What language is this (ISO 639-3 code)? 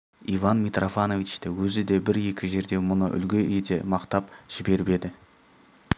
kaz